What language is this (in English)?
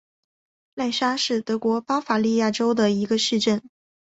Chinese